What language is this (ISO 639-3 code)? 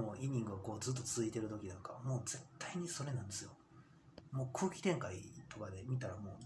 jpn